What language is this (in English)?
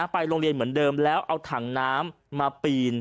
Thai